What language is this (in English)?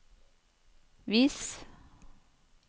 Norwegian